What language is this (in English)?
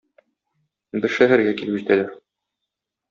Tatar